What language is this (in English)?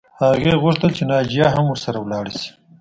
Pashto